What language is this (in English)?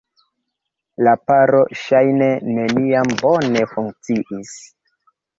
Esperanto